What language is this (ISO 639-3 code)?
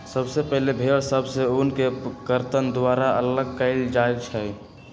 mag